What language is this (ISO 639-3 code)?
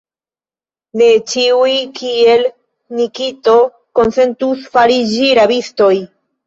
epo